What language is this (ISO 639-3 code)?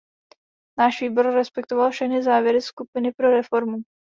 ces